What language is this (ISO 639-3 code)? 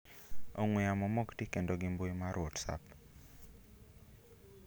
luo